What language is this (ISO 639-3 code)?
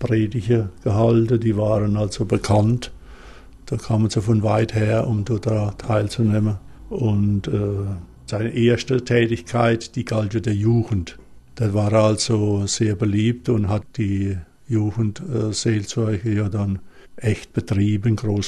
deu